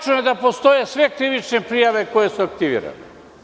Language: Serbian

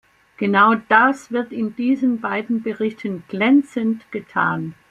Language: German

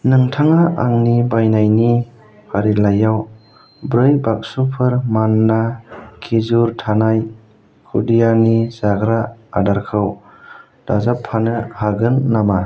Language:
Bodo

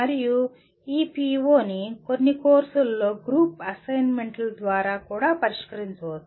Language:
Telugu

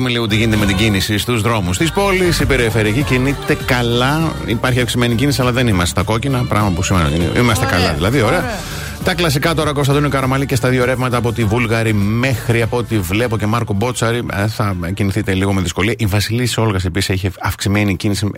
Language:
Greek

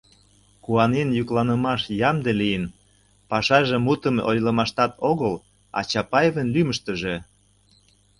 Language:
Mari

